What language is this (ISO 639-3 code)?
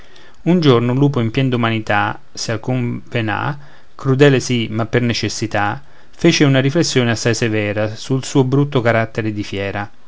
ita